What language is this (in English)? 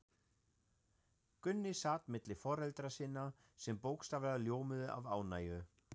Icelandic